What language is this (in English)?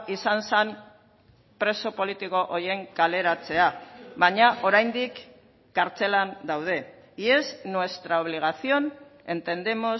Basque